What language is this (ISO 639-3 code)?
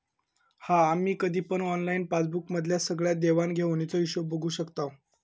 mar